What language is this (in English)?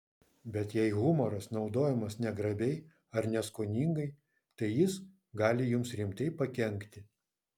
Lithuanian